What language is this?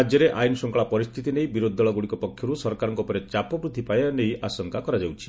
Odia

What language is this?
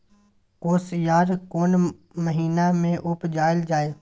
Maithili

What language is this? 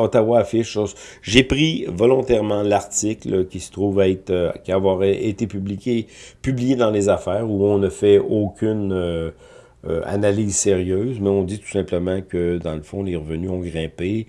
French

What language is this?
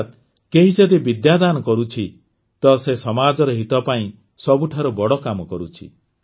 Odia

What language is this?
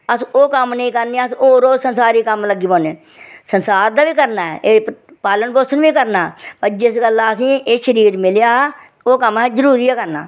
Dogri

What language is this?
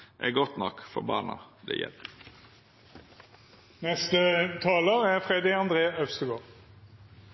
Norwegian Nynorsk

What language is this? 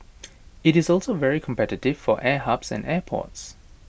English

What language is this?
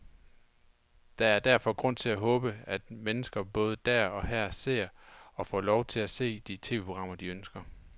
Danish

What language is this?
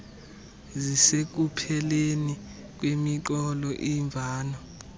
Xhosa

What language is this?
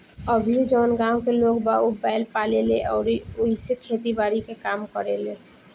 Bhojpuri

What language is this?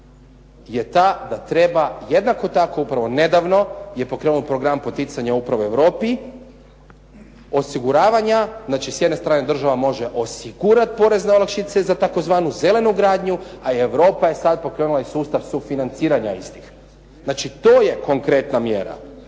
Croatian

